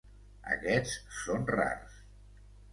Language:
Catalan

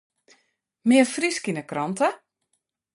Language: Western Frisian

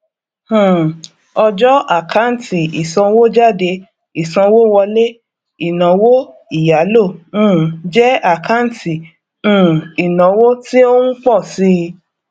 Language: Yoruba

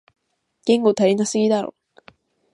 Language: Japanese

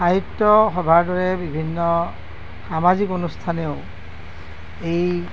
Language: Assamese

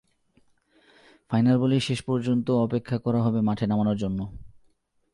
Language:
Bangla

